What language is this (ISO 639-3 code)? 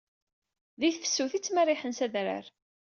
kab